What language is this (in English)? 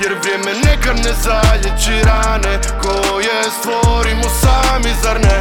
Croatian